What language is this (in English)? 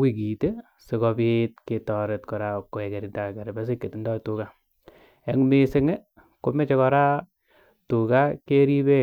Kalenjin